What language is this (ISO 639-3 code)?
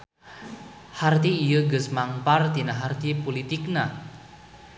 sun